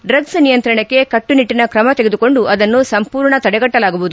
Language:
Kannada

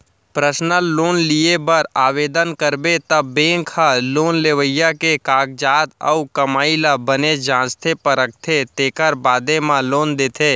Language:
Chhattisgarhi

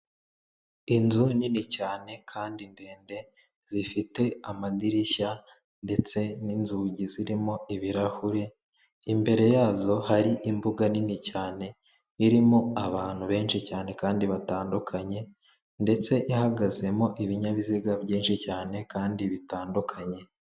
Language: Kinyarwanda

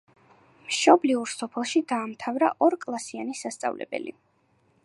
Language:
Georgian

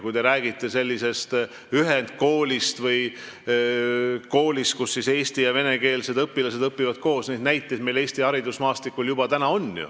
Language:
Estonian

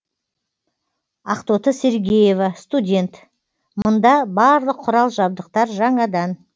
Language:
Kazakh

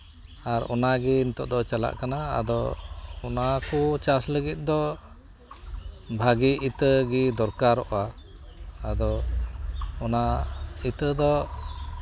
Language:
Santali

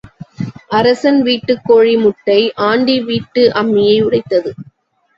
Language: Tamil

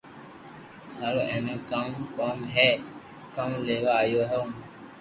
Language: Loarki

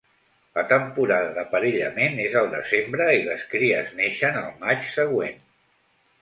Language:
Catalan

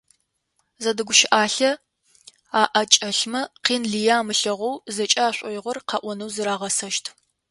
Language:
Adyghe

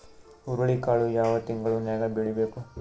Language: Kannada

